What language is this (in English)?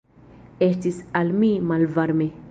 Esperanto